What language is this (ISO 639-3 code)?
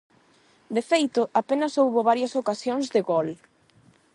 glg